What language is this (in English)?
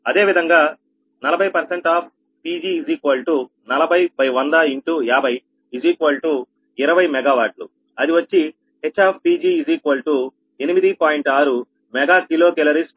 Telugu